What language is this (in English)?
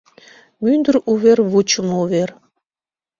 Mari